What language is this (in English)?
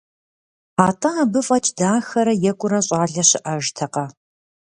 Kabardian